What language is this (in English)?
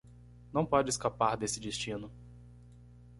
Portuguese